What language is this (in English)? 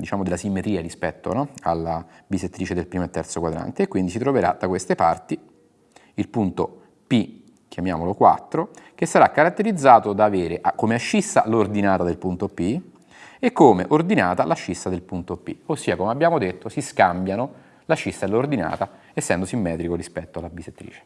Italian